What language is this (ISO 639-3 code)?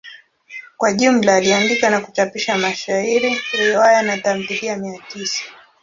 swa